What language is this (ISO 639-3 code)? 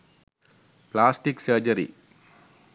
sin